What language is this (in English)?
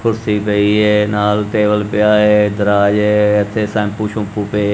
Punjabi